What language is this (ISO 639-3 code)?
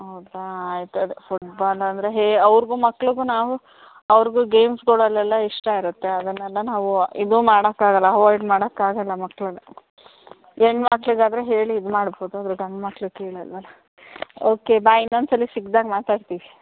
kan